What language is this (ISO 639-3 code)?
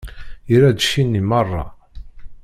kab